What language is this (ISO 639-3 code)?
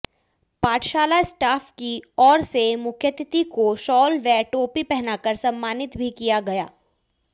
hin